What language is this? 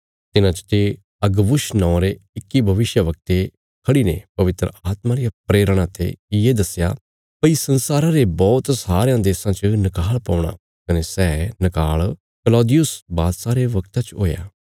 Bilaspuri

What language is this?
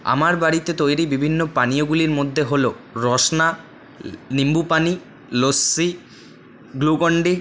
Bangla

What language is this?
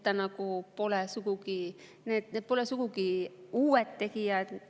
Estonian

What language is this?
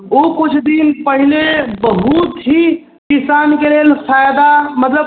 Maithili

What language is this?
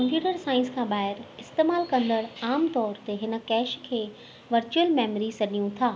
Sindhi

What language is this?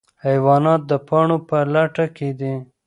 Pashto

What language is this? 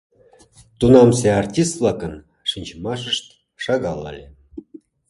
Mari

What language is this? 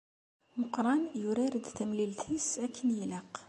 Kabyle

